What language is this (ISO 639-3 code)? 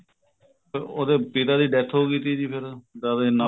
pan